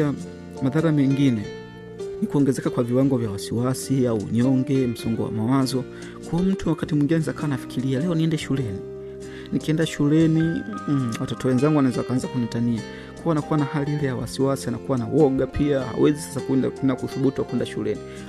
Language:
Swahili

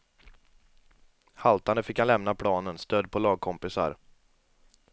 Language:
Swedish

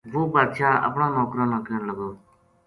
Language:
Gujari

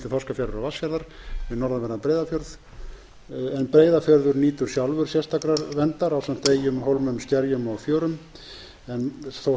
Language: Icelandic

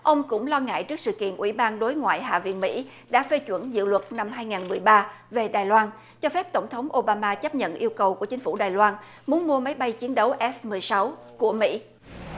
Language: Vietnamese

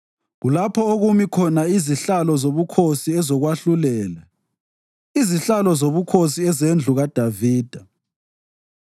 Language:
North Ndebele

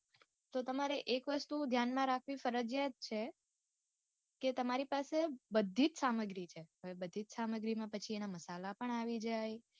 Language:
Gujarati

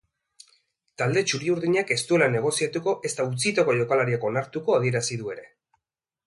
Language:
Basque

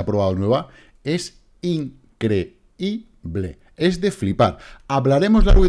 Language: Spanish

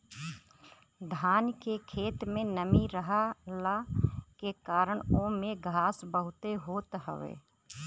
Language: Bhojpuri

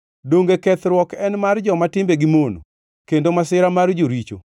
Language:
Luo (Kenya and Tanzania)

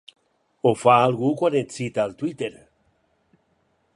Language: Catalan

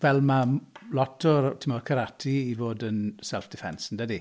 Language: Welsh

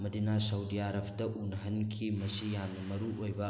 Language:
Manipuri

